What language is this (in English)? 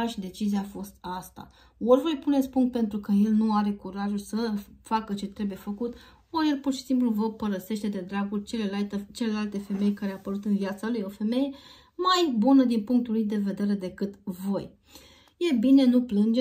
Romanian